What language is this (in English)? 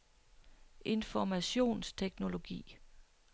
Danish